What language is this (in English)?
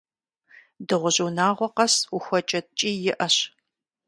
Kabardian